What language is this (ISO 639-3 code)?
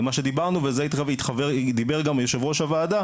heb